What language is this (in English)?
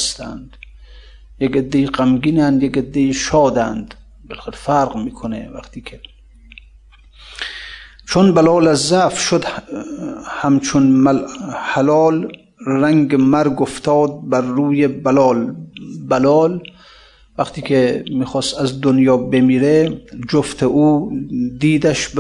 Persian